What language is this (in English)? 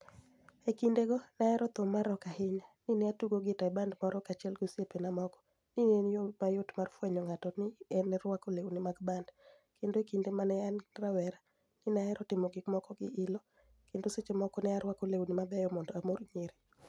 Luo (Kenya and Tanzania)